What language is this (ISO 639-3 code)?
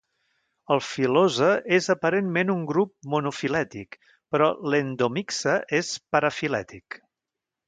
cat